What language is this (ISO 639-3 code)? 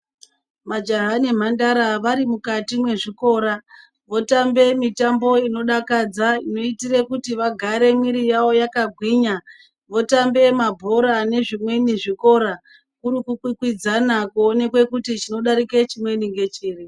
ndc